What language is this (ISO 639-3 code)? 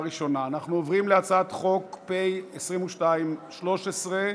heb